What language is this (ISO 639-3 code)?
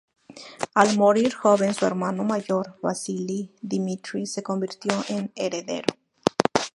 spa